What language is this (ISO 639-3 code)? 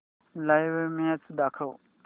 mar